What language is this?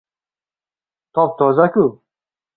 Uzbek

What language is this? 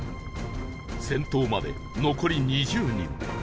Japanese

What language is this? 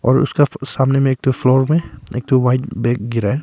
Hindi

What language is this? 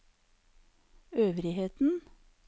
Norwegian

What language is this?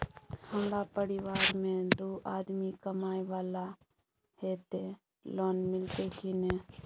Maithili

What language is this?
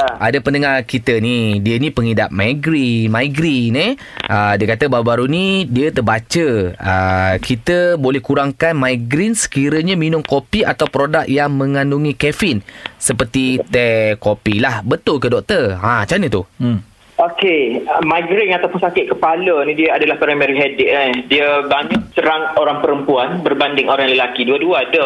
Malay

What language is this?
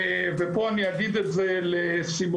Hebrew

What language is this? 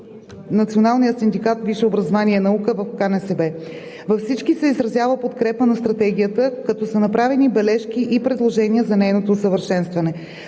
Bulgarian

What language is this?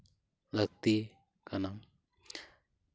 Santali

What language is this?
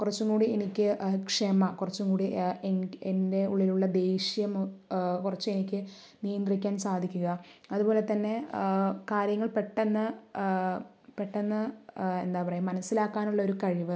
Malayalam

